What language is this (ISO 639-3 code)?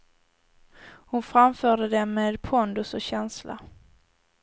swe